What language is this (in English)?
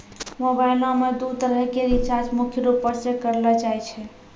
Maithili